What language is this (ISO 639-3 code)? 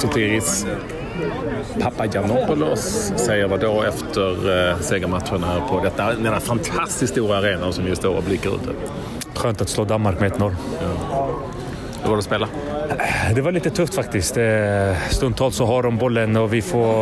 swe